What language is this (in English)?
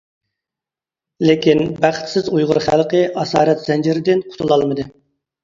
Uyghur